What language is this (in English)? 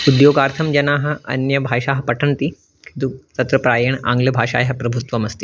Sanskrit